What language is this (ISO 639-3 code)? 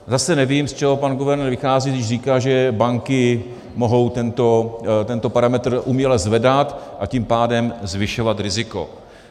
ces